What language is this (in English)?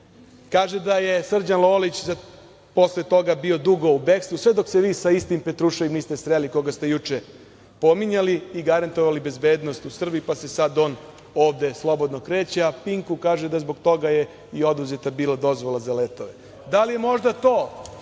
Serbian